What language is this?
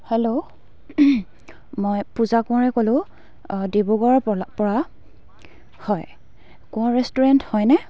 Assamese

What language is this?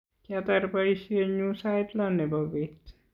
Kalenjin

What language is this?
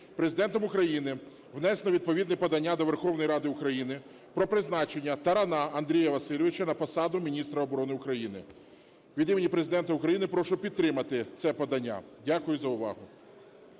Ukrainian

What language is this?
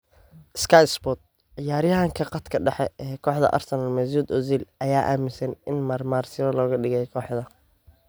Somali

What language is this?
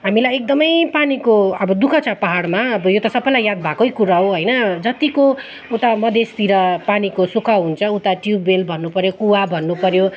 Nepali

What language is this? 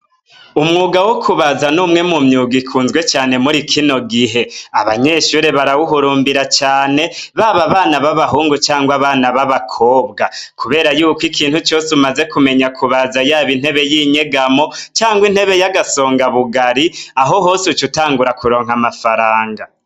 Rundi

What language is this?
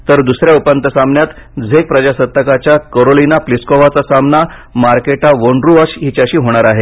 Marathi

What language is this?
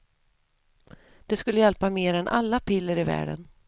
Swedish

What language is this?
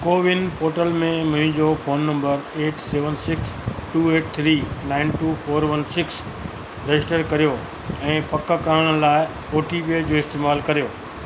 Sindhi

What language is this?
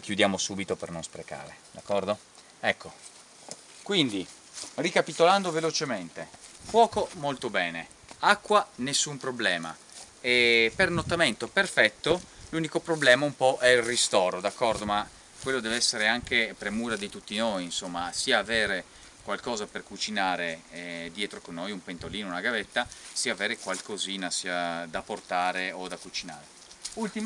Italian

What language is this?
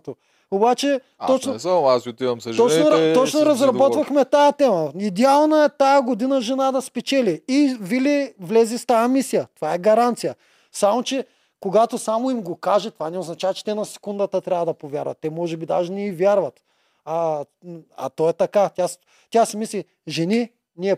Bulgarian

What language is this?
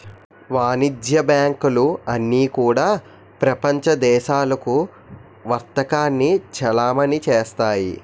Telugu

